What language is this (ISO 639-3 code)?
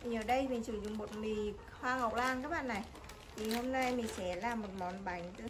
vie